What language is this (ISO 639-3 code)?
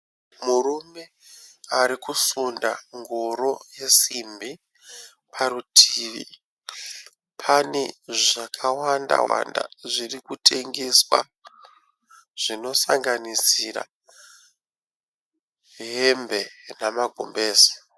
sna